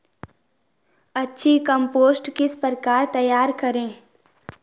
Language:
Hindi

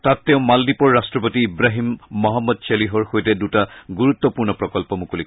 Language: Assamese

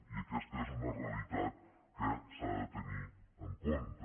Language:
Catalan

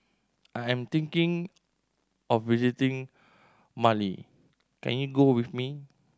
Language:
English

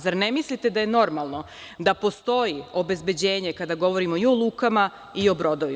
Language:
Serbian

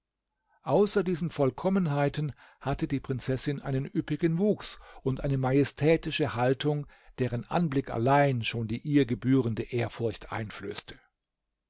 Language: German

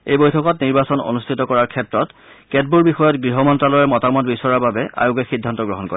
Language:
Assamese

